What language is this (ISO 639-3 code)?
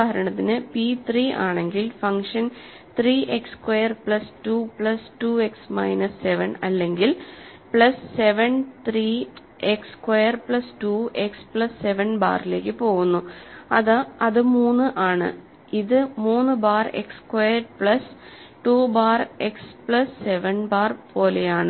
mal